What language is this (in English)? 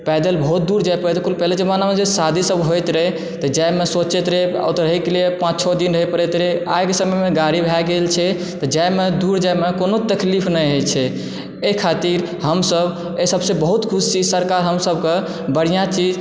Maithili